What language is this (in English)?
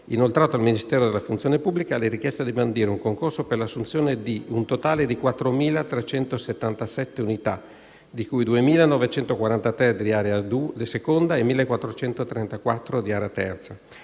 Italian